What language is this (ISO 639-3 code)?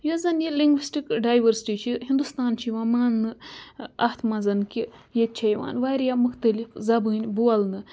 kas